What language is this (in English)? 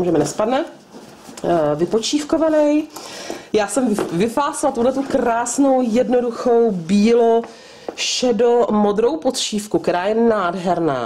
Czech